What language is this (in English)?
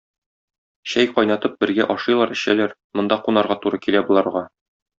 Tatar